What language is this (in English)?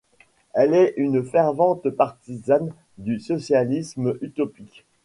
French